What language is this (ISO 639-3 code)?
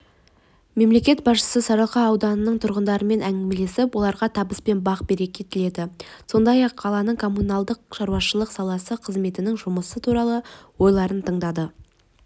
kaz